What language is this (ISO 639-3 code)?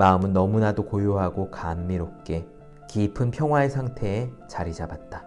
kor